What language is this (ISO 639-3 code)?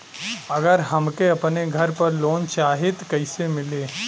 bho